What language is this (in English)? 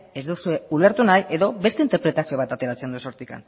Basque